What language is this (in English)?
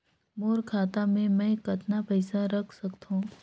Chhattisgarhi